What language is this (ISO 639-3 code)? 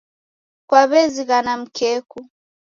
dav